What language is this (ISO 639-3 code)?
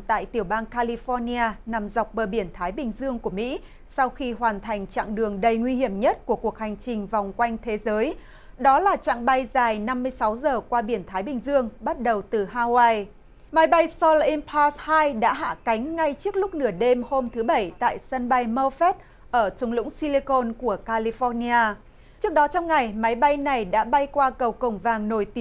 vie